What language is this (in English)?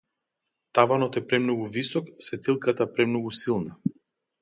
Macedonian